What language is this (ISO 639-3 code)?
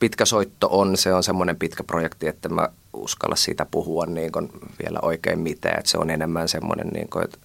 fin